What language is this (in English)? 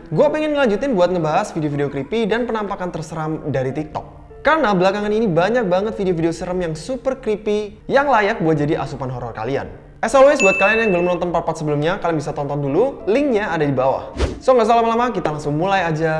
Indonesian